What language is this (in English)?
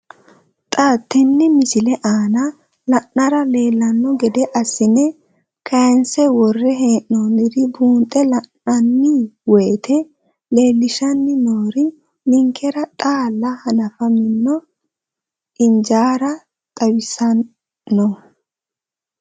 Sidamo